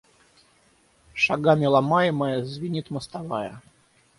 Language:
Russian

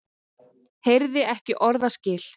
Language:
Icelandic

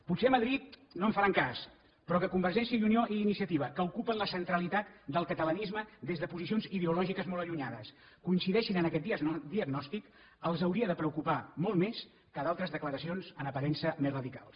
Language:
Catalan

